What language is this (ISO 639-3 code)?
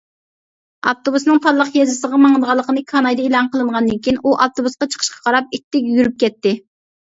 uig